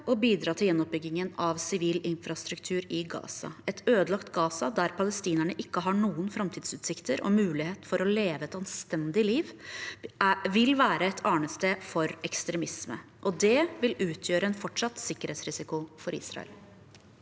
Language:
Norwegian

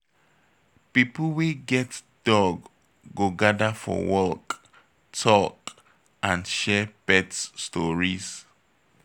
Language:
Nigerian Pidgin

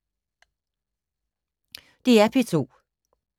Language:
Danish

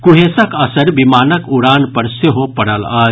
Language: Maithili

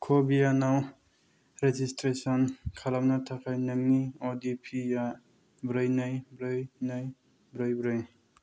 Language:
Bodo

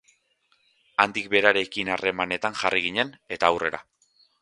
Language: Basque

